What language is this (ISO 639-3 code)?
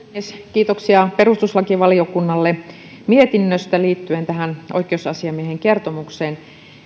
fin